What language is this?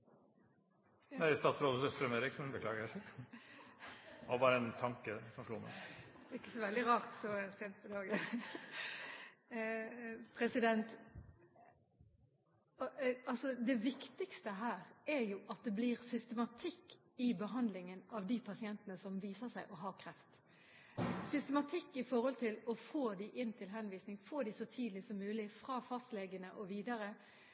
Norwegian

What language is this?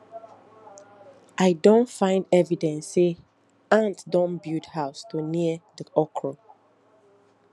Nigerian Pidgin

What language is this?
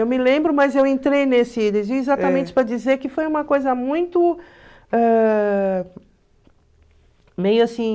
Portuguese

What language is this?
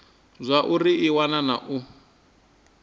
Venda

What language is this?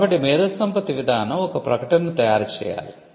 Telugu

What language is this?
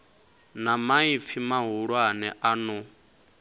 Venda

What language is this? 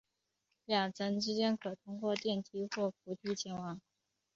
Chinese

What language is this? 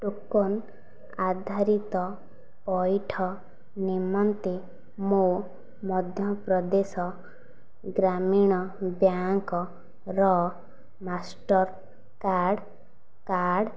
Odia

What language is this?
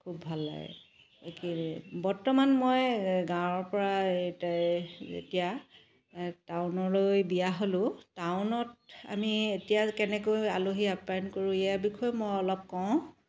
Assamese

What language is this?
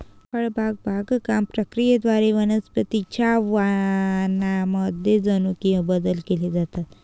Marathi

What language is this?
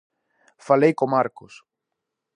Galician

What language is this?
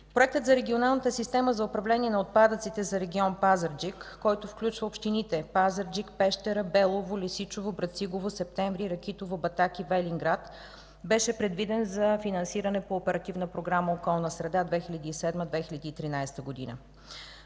Bulgarian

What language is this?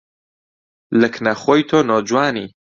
Central Kurdish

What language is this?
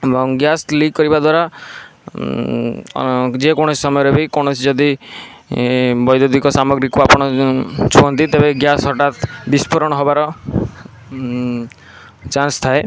Odia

